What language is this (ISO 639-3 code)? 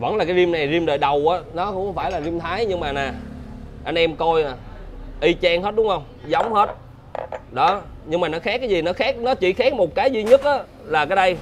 vie